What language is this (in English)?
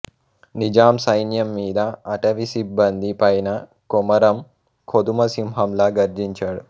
Telugu